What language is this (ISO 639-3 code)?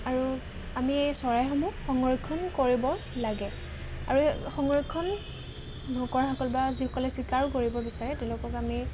asm